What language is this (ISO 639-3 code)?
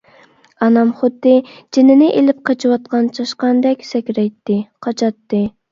uig